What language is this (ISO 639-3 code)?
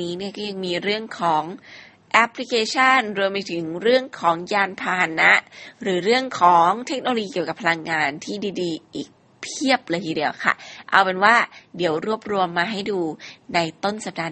tha